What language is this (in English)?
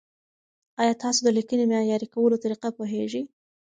Pashto